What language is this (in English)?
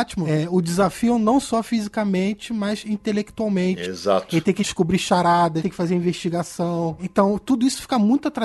Portuguese